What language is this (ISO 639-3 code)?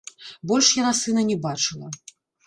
bel